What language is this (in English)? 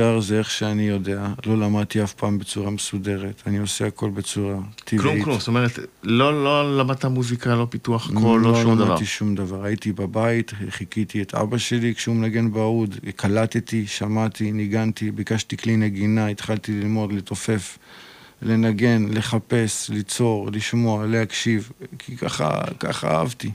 Hebrew